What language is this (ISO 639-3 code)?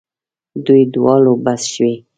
pus